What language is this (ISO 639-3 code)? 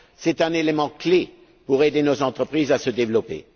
fra